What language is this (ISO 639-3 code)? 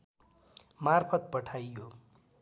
nep